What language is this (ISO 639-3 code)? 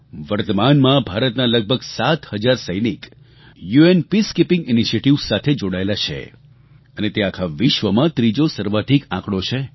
guj